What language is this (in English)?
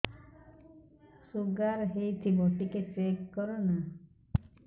Odia